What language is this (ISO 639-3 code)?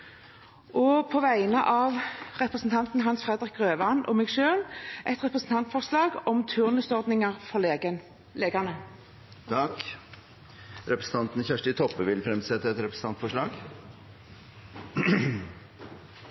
nor